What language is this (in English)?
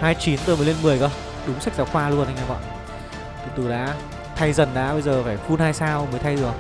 Vietnamese